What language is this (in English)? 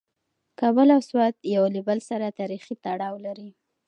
Pashto